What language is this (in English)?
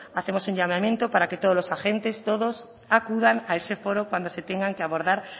Spanish